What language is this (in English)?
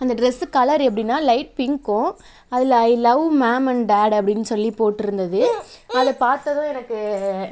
Tamil